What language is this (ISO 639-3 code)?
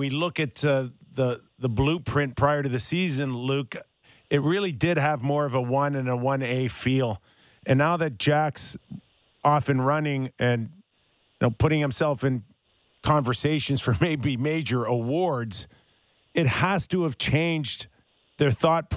eng